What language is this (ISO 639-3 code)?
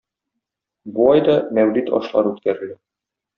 tat